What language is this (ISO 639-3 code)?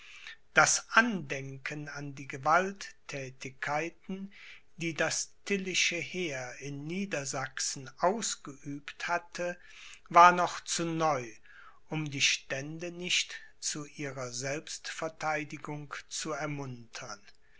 deu